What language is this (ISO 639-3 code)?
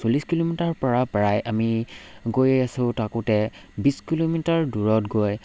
asm